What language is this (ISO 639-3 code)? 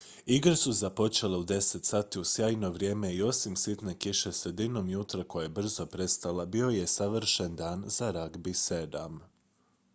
hrv